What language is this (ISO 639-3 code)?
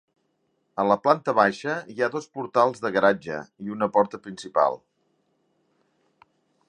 cat